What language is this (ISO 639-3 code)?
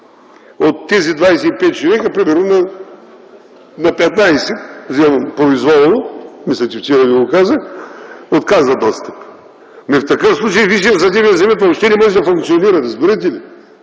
bul